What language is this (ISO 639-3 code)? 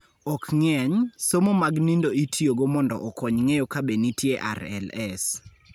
luo